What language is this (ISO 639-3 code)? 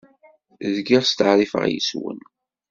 kab